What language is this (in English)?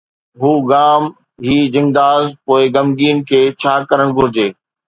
Sindhi